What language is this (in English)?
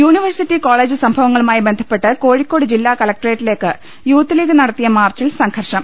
Malayalam